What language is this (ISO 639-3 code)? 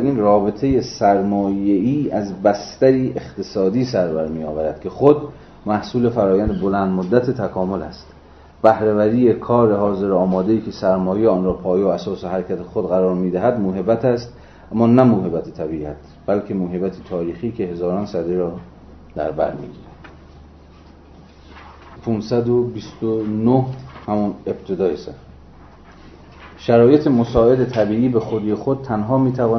fas